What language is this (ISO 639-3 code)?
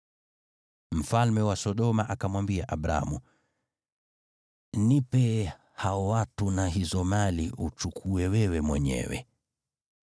swa